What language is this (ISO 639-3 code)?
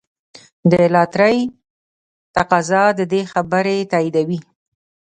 pus